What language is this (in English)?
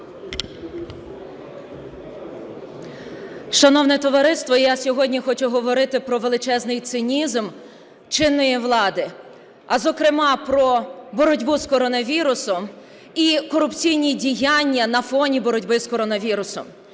Ukrainian